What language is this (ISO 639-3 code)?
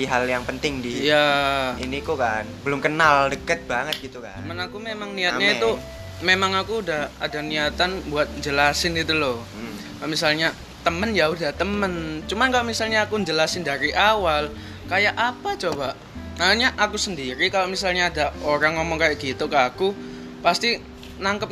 ind